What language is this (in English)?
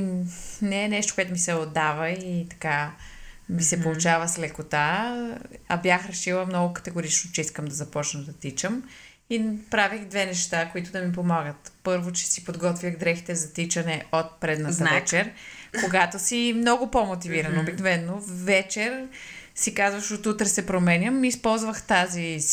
Bulgarian